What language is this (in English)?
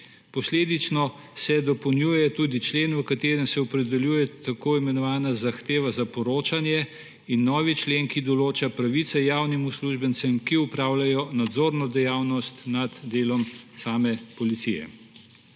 Slovenian